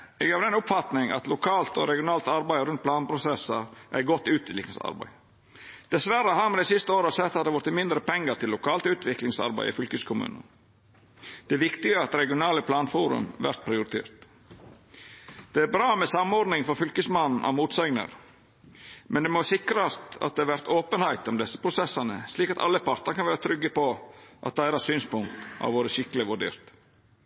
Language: Norwegian Nynorsk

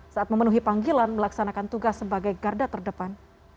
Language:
Indonesian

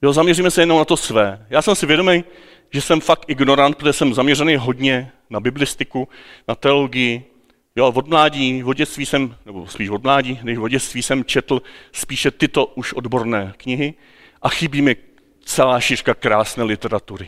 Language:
Czech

